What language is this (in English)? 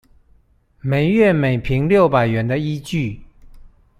Chinese